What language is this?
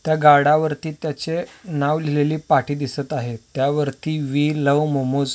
Marathi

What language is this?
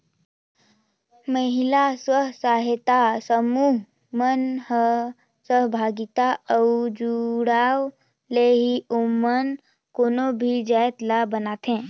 Chhattisgarhi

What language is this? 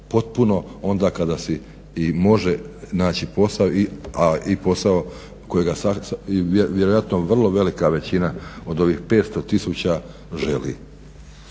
Croatian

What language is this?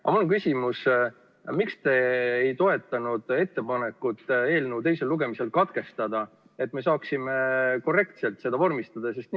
Estonian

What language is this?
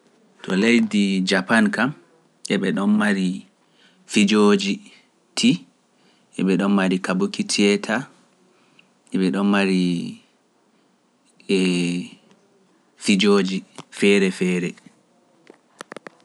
Pular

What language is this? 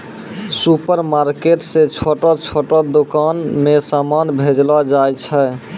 Maithili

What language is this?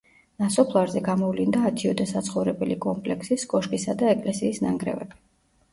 Georgian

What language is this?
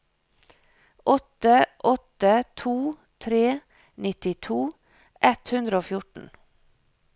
Norwegian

